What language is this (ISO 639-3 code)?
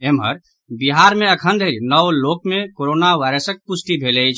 mai